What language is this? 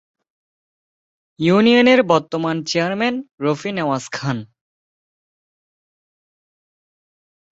Bangla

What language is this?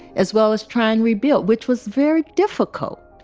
English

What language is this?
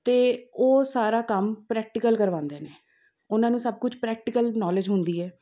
Punjabi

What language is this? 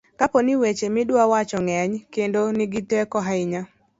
Luo (Kenya and Tanzania)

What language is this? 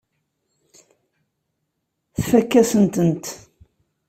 Kabyle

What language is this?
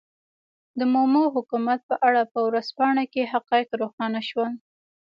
Pashto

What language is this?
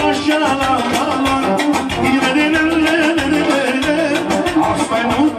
Romanian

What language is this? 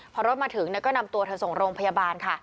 Thai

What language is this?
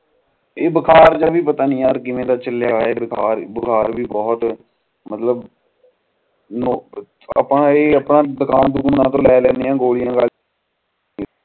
Punjabi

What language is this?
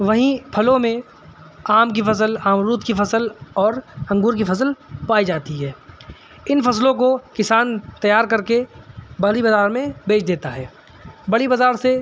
Urdu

